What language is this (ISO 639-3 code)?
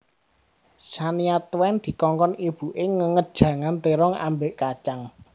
jav